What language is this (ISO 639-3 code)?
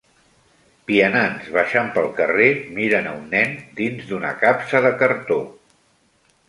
cat